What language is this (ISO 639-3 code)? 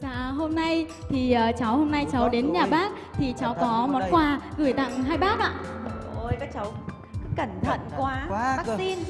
vie